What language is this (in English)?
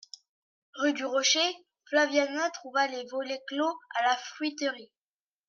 French